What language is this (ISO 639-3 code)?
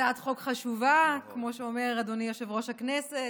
heb